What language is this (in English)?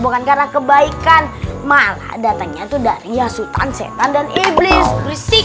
Indonesian